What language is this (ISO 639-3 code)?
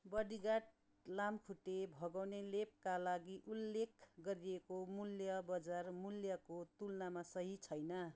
nep